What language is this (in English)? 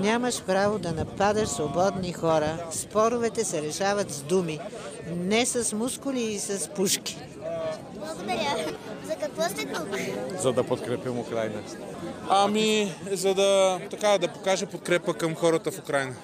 Bulgarian